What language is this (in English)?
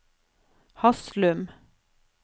Norwegian